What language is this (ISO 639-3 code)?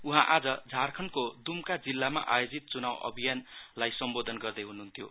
nep